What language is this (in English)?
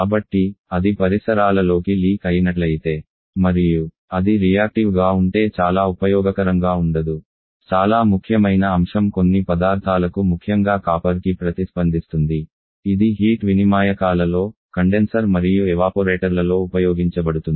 Telugu